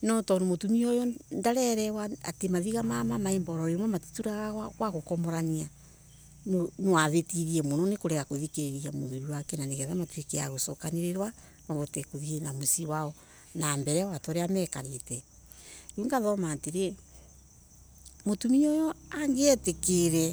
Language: Embu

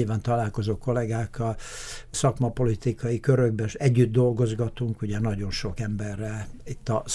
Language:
Hungarian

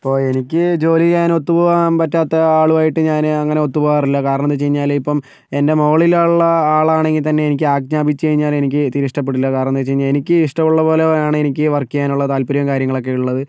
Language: Malayalam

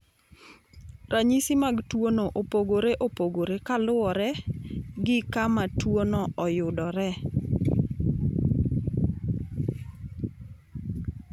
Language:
Luo (Kenya and Tanzania)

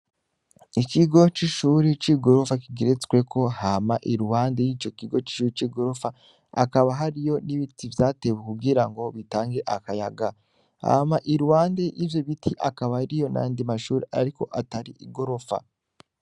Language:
Rundi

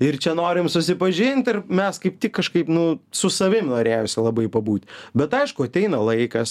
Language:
Lithuanian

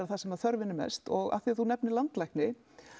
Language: Icelandic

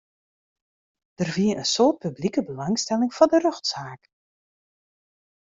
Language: Western Frisian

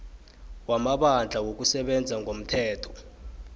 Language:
South Ndebele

